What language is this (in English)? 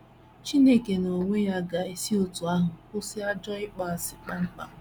Igbo